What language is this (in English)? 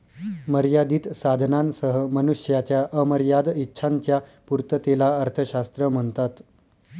Marathi